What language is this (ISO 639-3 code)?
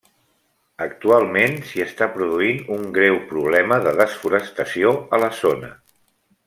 cat